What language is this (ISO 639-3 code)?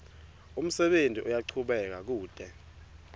ssw